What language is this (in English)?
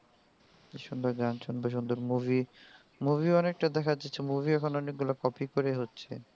Bangla